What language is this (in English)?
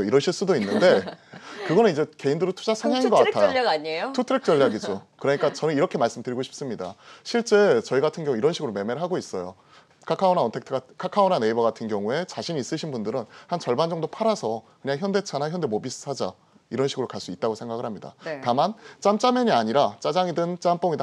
Korean